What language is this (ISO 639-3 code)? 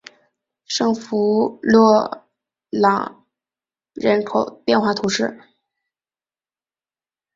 zho